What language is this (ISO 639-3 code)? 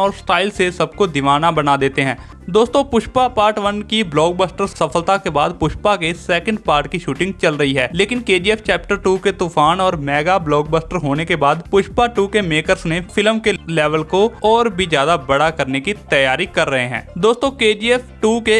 hin